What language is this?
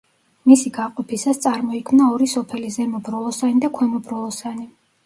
Georgian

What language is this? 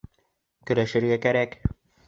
Bashkir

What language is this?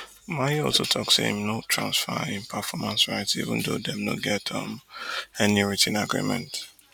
Nigerian Pidgin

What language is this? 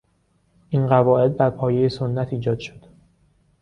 Persian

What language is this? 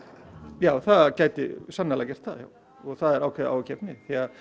Icelandic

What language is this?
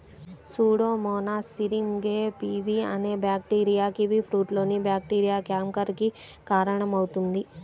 Telugu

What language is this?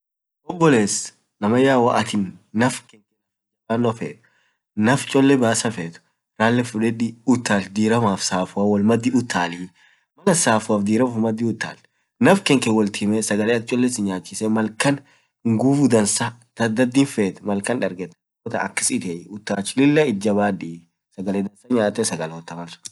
Orma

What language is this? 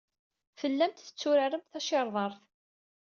Kabyle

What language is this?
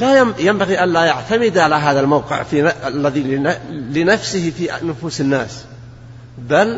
Arabic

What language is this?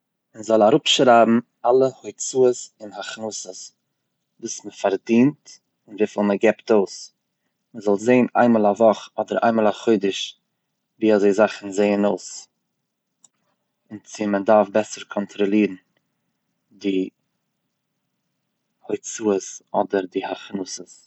Yiddish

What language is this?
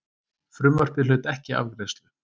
Icelandic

